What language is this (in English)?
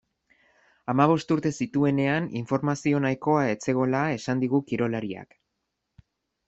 Basque